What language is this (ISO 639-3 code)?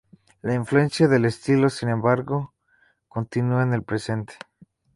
spa